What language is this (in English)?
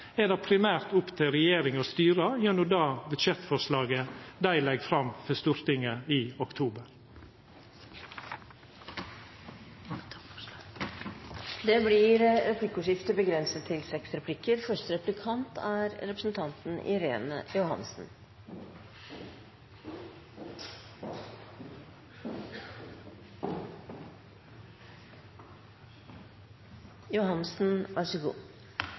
Norwegian